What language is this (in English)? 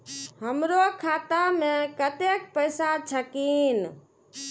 Maithili